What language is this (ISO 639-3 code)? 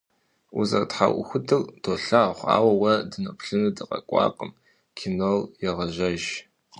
kbd